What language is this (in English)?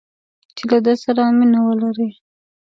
Pashto